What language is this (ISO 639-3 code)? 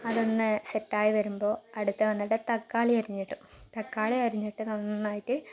mal